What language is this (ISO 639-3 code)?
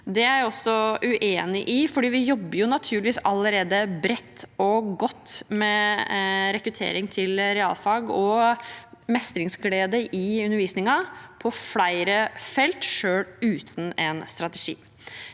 nor